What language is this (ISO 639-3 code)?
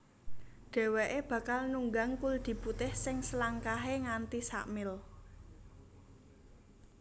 jav